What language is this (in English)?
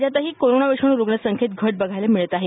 Marathi